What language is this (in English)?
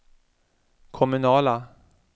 Swedish